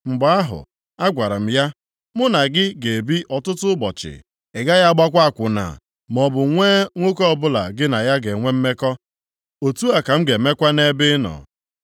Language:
Igbo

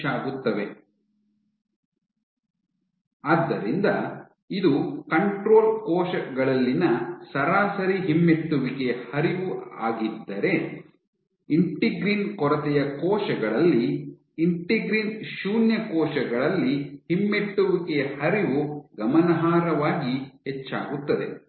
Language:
Kannada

